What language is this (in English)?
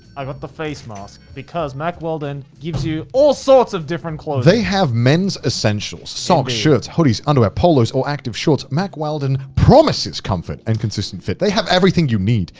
English